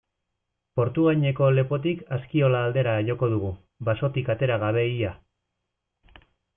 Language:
Basque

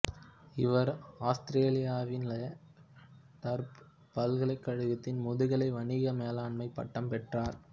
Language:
Tamil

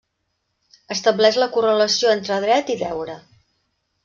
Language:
Catalan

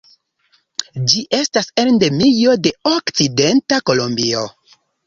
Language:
Esperanto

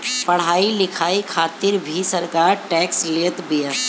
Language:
Bhojpuri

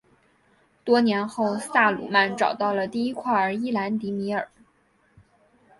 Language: Chinese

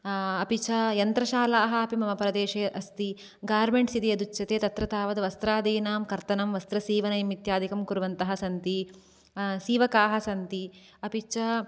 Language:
Sanskrit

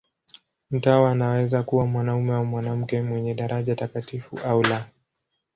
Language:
Swahili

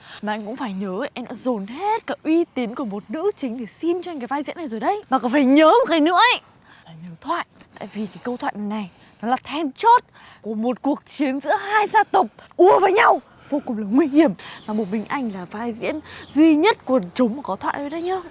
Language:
Vietnamese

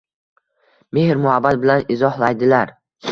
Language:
Uzbek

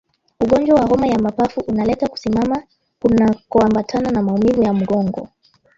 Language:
Swahili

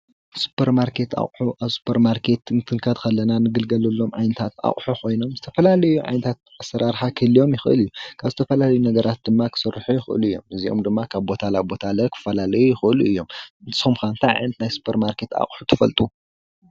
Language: Tigrinya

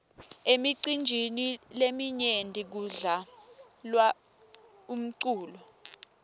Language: Swati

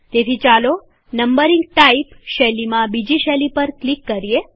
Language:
Gujarati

